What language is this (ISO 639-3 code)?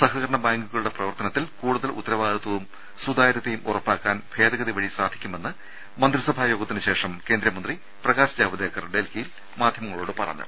mal